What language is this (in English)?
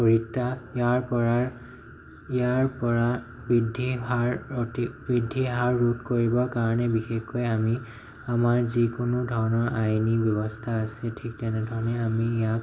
Assamese